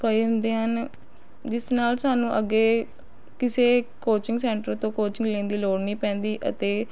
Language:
Punjabi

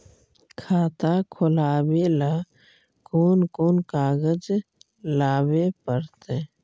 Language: Magahi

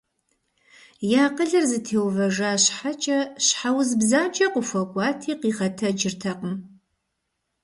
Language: Kabardian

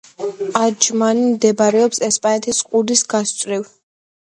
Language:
Georgian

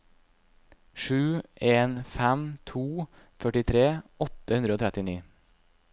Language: Norwegian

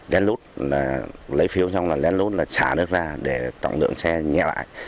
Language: Vietnamese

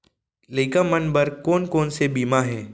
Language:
Chhattisgarhi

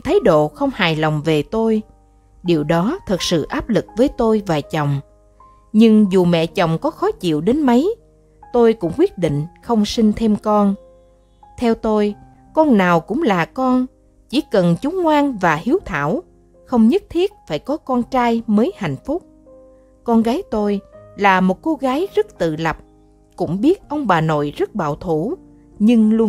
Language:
Vietnamese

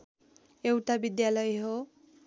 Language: Nepali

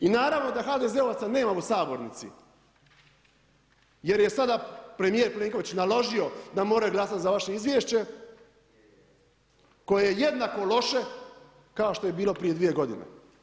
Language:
Croatian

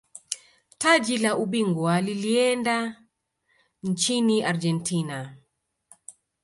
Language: Swahili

